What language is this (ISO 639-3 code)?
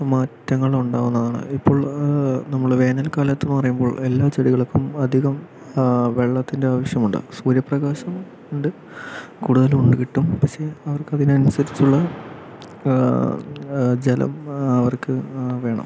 mal